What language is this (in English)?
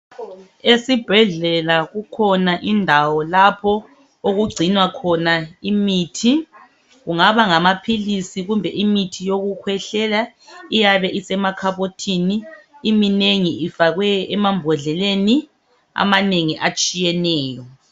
North Ndebele